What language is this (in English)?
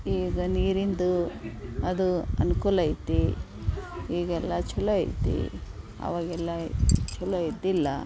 Kannada